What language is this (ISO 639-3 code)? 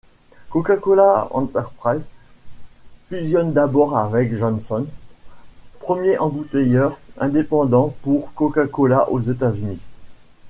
fra